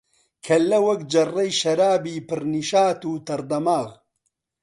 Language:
Central Kurdish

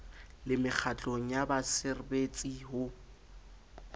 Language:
Southern Sotho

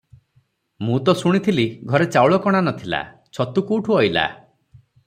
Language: Odia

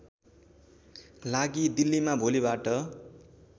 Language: Nepali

